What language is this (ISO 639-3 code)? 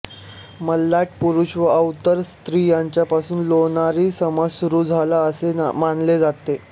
mar